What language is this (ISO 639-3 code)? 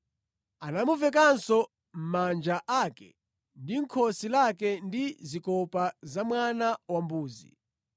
nya